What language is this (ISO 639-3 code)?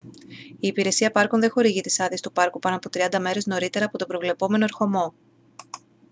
ell